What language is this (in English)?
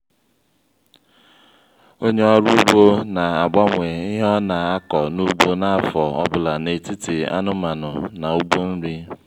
Igbo